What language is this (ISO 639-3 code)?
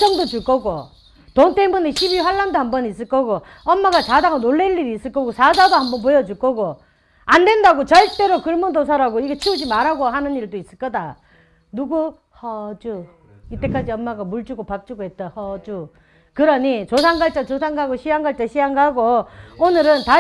kor